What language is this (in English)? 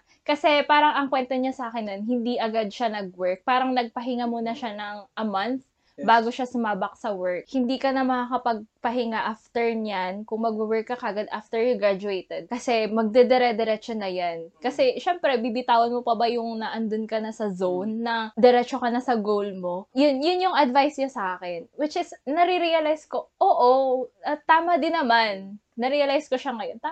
Filipino